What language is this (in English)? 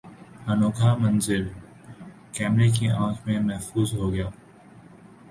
Urdu